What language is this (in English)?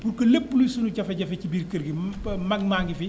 Wolof